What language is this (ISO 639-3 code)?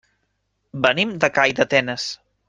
cat